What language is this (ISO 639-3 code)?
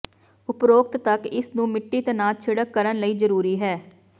pan